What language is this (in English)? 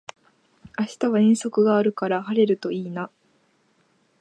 Japanese